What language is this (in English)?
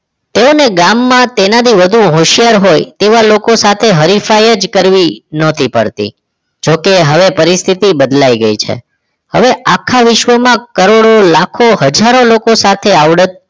Gujarati